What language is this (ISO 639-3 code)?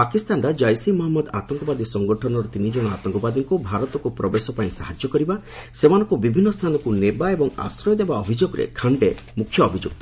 ori